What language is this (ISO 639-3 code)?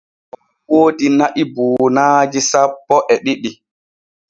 fue